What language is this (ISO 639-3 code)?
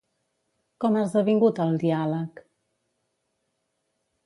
cat